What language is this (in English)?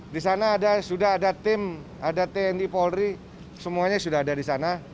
Indonesian